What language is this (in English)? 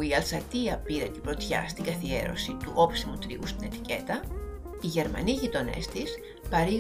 Greek